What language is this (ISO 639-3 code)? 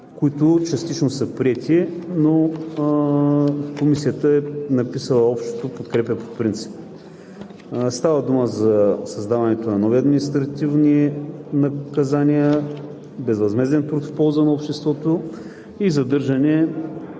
bul